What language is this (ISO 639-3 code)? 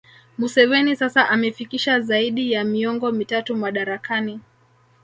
swa